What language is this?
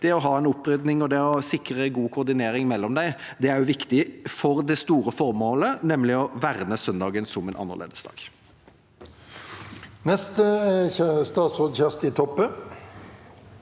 Norwegian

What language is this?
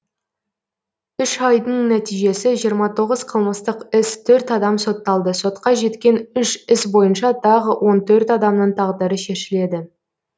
Kazakh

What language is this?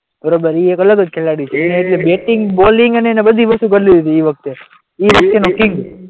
Gujarati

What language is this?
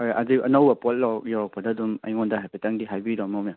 Manipuri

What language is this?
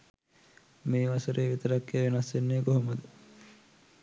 Sinhala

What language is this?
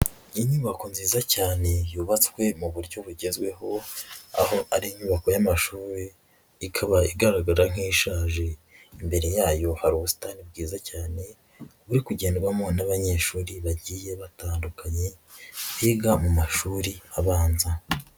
Kinyarwanda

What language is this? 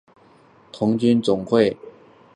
Chinese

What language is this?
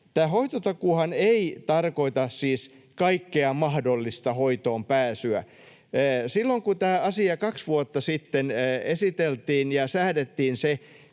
Finnish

